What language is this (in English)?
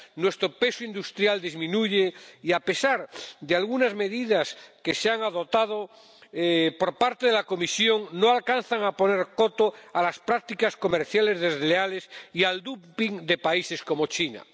Spanish